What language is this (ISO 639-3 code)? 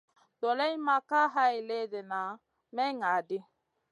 mcn